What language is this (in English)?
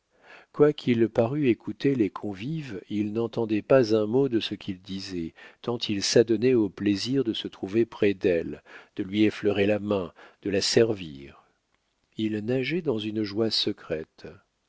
French